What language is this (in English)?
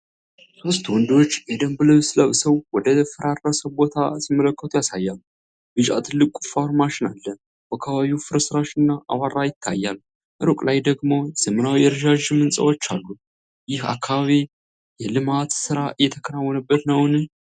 Amharic